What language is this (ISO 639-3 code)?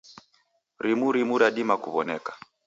dav